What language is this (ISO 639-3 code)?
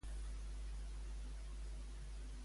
cat